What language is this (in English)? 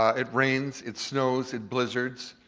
English